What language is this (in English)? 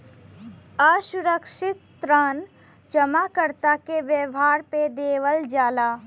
Bhojpuri